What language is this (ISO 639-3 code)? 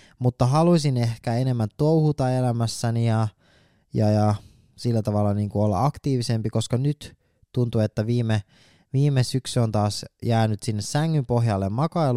fin